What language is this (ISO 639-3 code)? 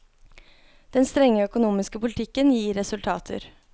nor